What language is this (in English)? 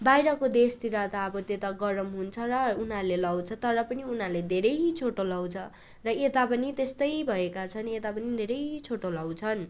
Nepali